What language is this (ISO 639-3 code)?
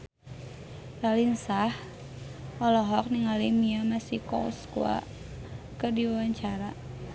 sun